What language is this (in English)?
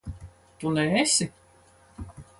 Latvian